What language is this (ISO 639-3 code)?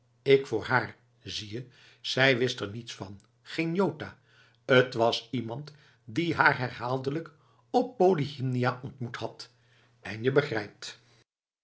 nld